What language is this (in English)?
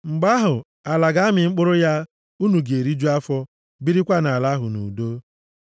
Igbo